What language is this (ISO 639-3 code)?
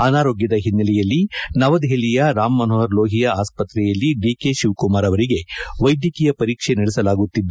kan